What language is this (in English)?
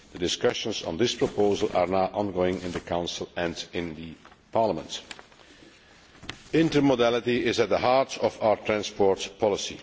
English